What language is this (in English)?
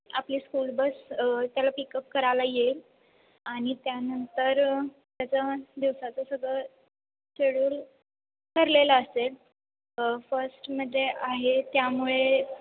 Marathi